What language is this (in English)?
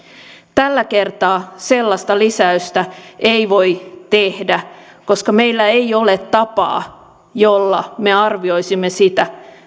Finnish